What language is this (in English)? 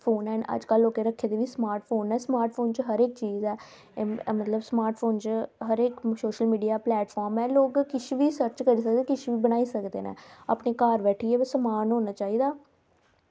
Dogri